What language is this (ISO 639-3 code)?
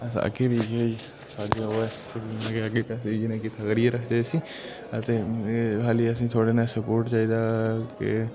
doi